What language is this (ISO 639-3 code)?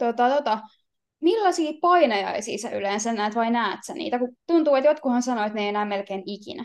fin